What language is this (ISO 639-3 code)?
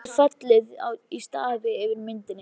isl